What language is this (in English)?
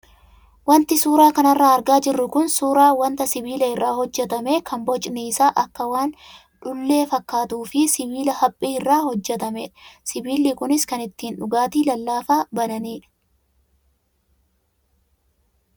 Oromo